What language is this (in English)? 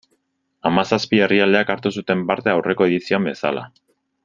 Basque